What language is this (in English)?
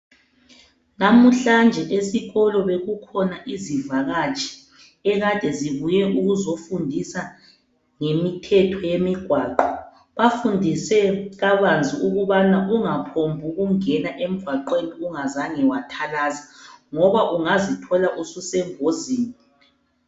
North Ndebele